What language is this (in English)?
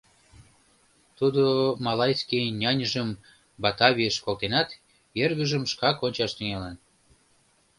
Mari